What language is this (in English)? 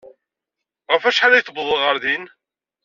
Kabyle